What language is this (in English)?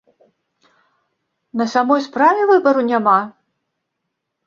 Belarusian